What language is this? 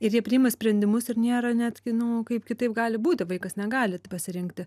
Lithuanian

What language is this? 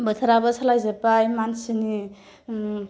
Bodo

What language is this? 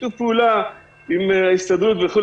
Hebrew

